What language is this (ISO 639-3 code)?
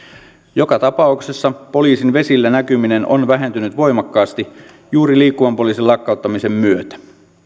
fin